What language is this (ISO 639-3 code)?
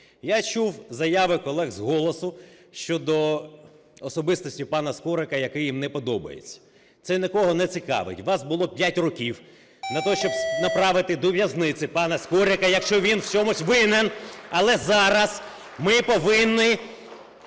ukr